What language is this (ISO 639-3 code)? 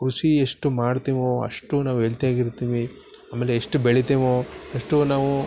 kan